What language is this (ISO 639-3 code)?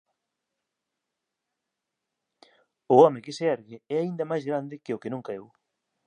glg